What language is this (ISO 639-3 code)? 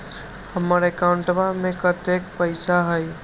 mag